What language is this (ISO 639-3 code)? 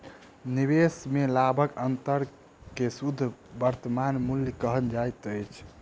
mai